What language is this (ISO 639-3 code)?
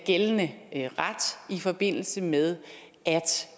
dan